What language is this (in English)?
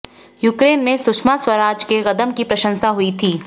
Hindi